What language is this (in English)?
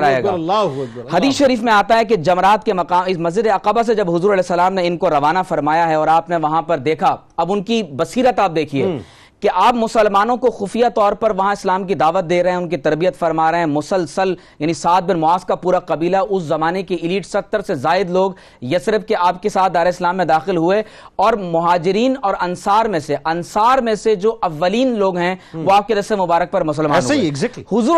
Urdu